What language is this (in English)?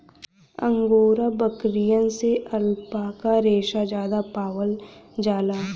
Bhojpuri